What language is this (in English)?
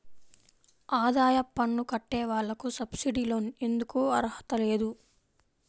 Telugu